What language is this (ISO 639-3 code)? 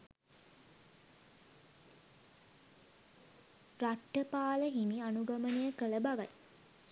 sin